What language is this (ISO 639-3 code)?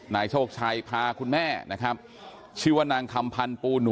tha